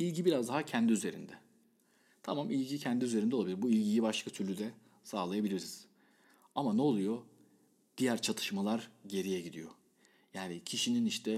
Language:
Turkish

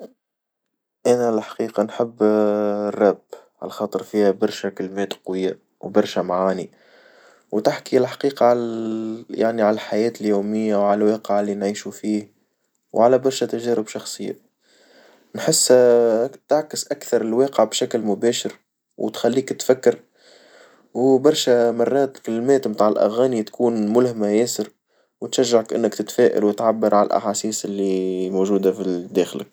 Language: Tunisian Arabic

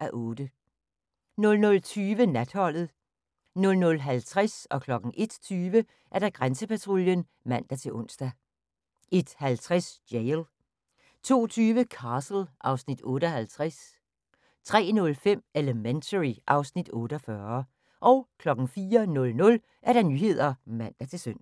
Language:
Danish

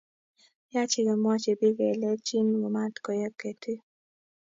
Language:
Kalenjin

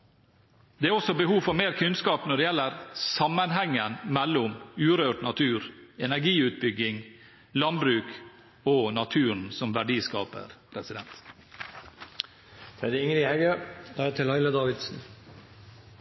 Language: Norwegian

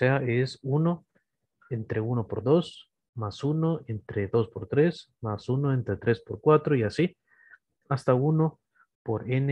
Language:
Spanish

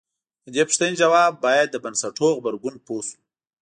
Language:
Pashto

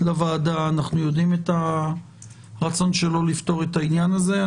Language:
Hebrew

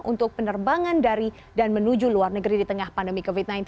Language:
Indonesian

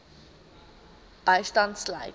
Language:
Afrikaans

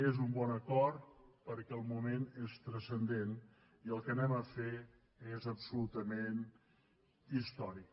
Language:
Catalan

